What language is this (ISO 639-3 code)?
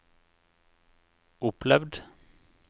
nor